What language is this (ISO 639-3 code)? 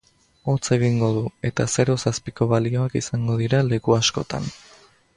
eus